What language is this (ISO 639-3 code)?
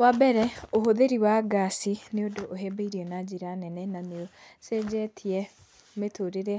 kik